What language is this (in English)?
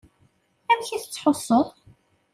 Kabyle